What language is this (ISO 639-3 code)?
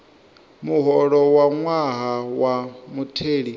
ven